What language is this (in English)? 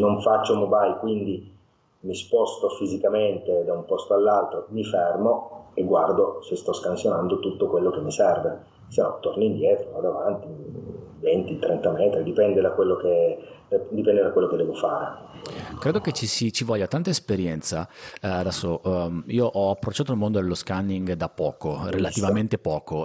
Italian